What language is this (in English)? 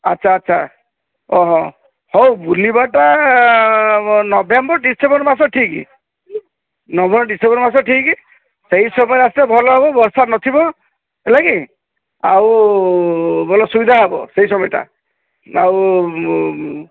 Odia